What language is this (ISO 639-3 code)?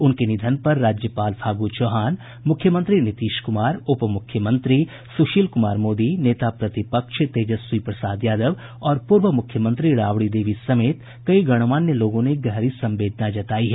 hin